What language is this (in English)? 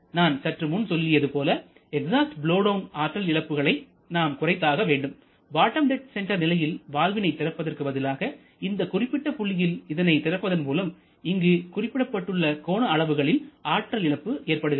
Tamil